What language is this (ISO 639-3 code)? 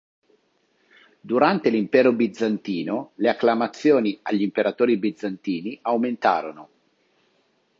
ita